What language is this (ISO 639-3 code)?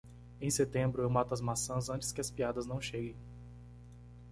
por